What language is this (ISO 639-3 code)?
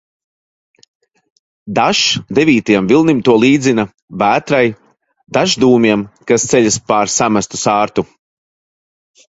lav